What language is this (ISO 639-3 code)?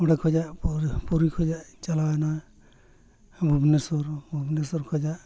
sat